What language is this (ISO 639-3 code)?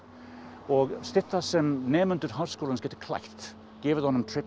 isl